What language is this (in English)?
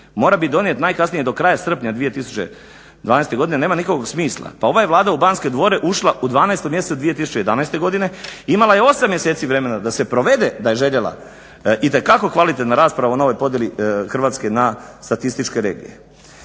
Croatian